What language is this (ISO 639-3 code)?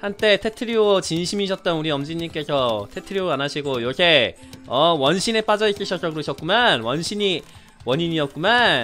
kor